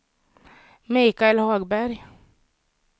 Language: Swedish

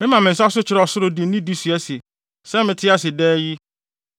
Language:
Akan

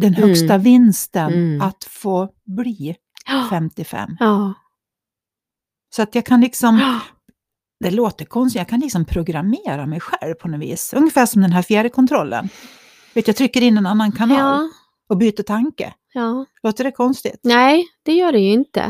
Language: Swedish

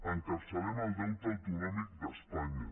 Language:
Catalan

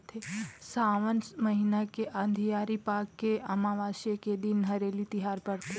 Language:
Chhattisgarhi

